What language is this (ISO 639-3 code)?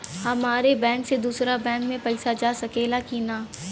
bho